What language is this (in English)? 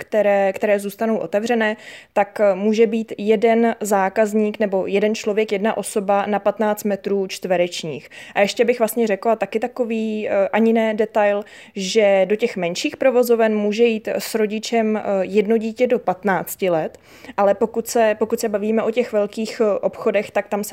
Czech